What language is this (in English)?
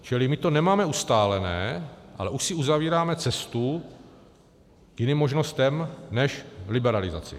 Czech